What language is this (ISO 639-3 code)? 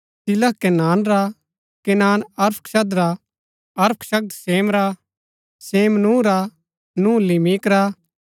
gbk